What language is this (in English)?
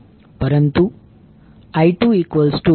Gujarati